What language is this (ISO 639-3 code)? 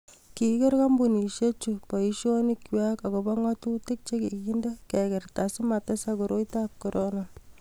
kln